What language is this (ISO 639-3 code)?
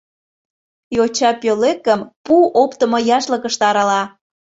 chm